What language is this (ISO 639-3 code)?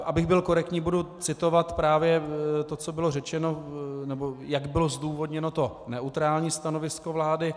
ces